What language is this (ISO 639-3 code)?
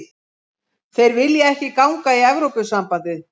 isl